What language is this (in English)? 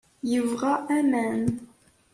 Kabyle